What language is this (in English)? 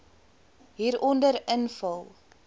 Afrikaans